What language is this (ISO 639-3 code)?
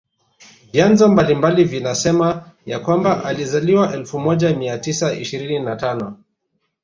swa